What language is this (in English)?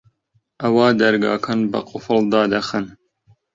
Central Kurdish